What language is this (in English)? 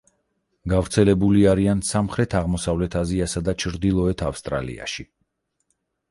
Georgian